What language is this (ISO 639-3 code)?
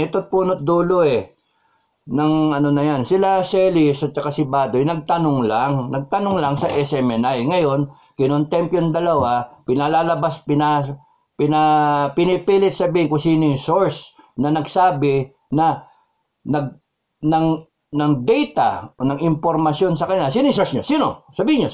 fil